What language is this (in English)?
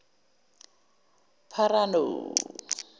Zulu